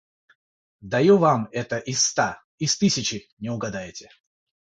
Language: Russian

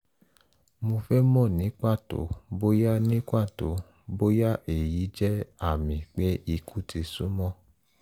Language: Yoruba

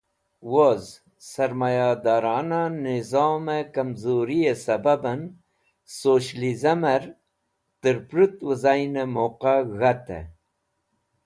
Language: Wakhi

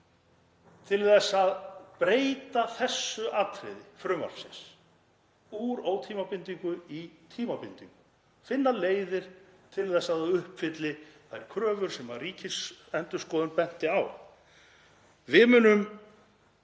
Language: Icelandic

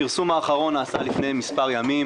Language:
Hebrew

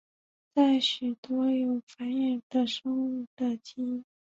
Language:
Chinese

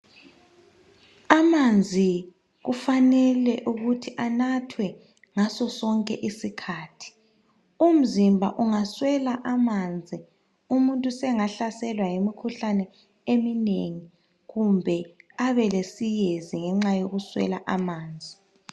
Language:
North Ndebele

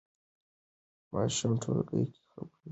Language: Pashto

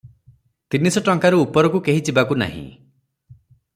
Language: Odia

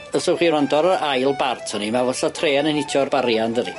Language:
Welsh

